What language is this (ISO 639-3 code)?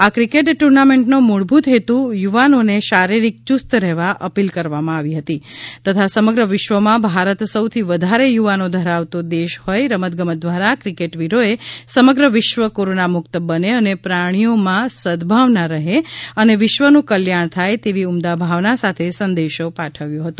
guj